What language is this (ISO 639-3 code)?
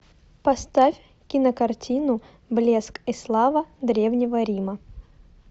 rus